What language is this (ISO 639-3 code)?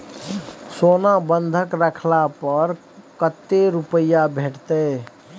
mai